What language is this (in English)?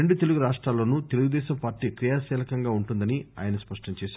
Telugu